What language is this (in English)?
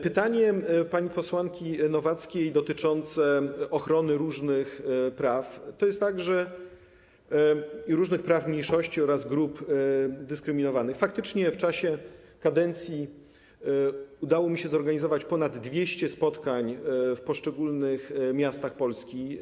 Polish